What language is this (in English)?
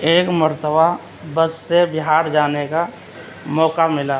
Urdu